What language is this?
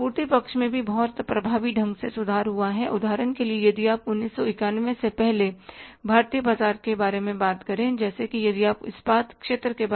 Hindi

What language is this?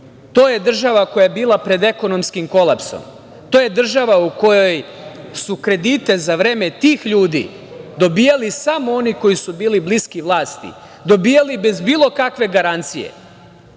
Serbian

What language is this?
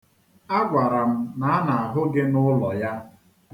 Igbo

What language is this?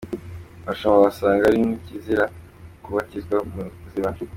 Kinyarwanda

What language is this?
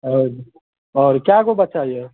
Maithili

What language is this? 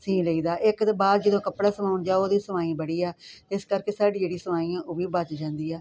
Punjabi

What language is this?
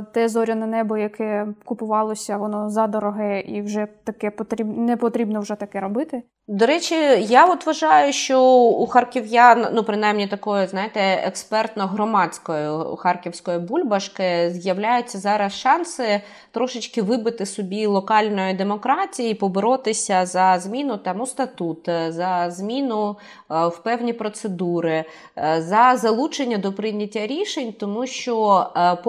Ukrainian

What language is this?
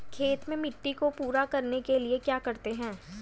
Hindi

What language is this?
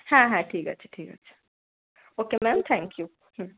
Bangla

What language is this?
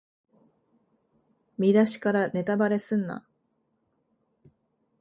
Japanese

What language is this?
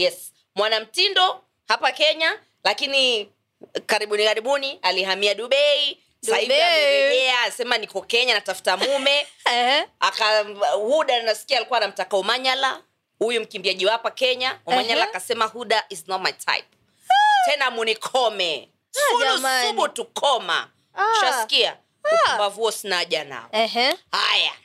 Swahili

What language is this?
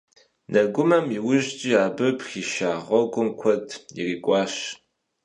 Kabardian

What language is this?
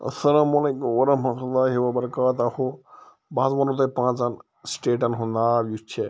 Kashmiri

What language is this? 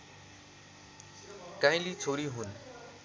Nepali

